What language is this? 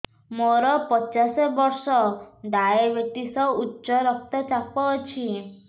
Odia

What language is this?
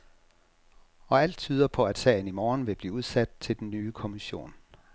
Danish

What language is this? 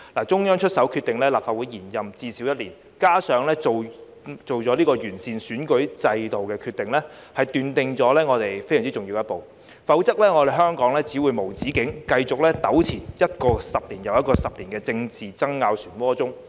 Cantonese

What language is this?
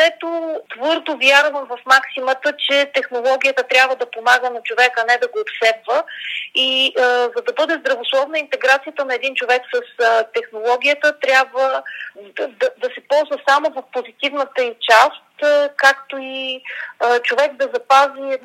Bulgarian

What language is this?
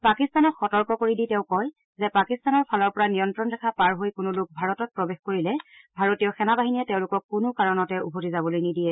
Assamese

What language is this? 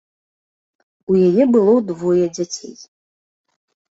Belarusian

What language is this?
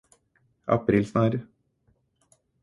Norwegian Bokmål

